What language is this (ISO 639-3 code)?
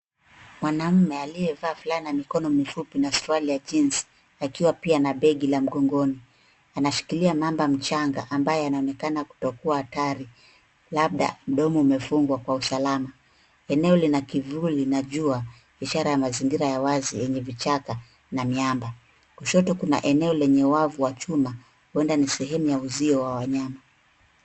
swa